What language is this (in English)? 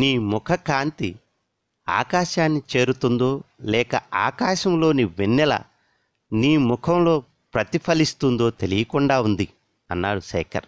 Telugu